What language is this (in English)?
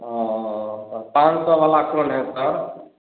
Hindi